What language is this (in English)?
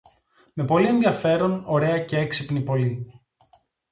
Greek